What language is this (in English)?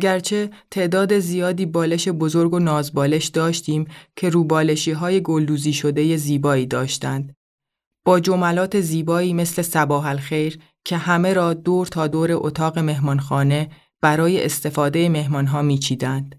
Persian